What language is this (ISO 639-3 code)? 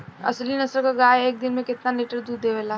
bho